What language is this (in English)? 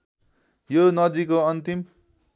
Nepali